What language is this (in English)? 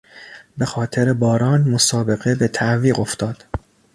Persian